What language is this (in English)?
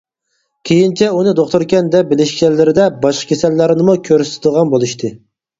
Uyghur